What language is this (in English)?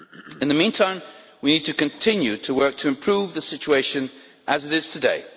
English